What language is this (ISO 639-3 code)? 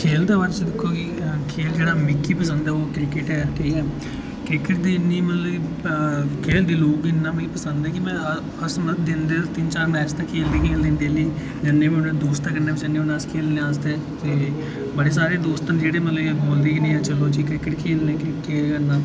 doi